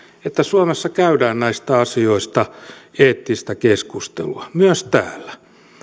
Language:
Finnish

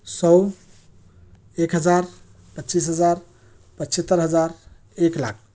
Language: Urdu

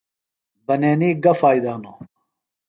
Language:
Phalura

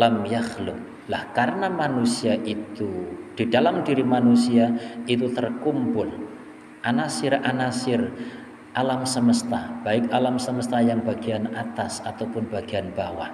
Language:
Indonesian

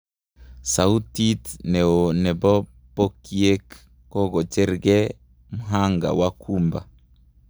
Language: Kalenjin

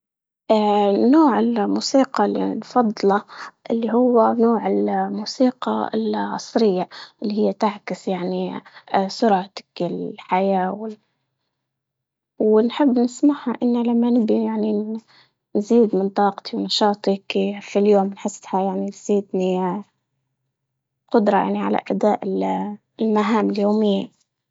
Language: Libyan Arabic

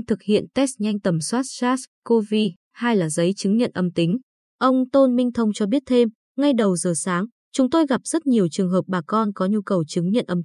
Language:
Vietnamese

